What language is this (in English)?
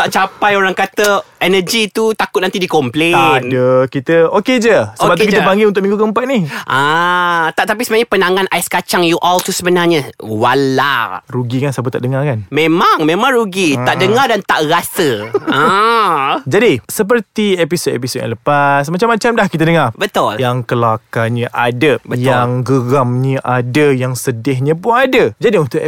Malay